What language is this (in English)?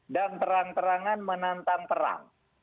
Indonesian